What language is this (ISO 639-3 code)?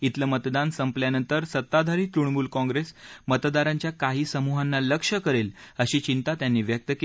mar